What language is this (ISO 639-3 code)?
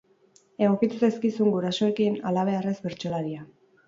eus